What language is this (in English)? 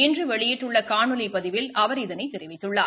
Tamil